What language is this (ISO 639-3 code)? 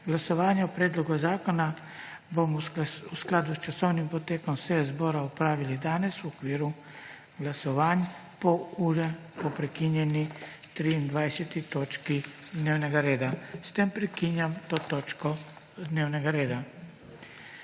slv